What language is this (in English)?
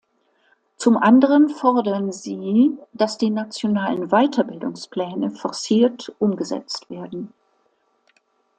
German